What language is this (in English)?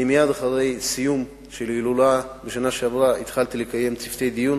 Hebrew